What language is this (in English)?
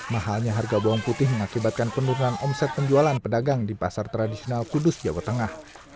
Indonesian